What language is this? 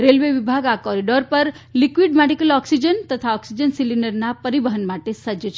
Gujarati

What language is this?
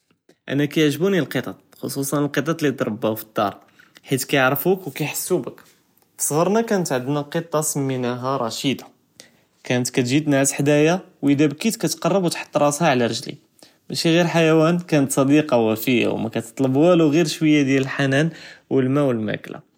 Judeo-Arabic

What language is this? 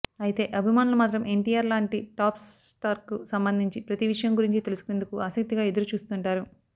Telugu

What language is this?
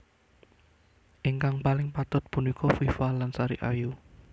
Javanese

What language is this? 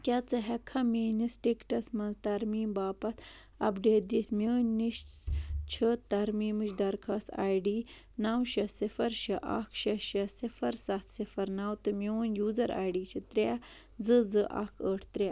Kashmiri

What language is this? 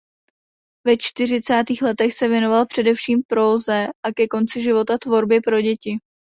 Czech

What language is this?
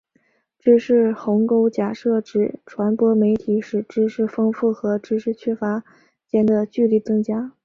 Chinese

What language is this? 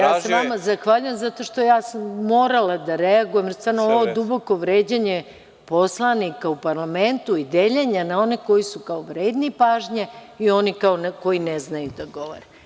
Serbian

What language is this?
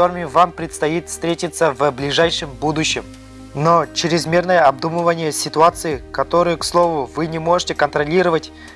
Russian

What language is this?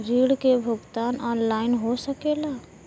Bhojpuri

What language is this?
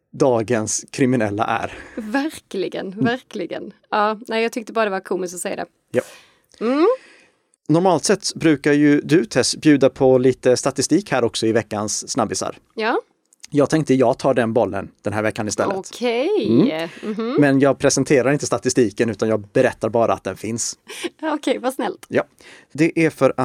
Swedish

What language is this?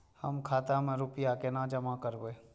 Maithili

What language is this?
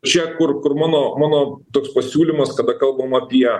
Lithuanian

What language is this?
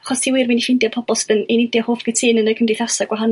Welsh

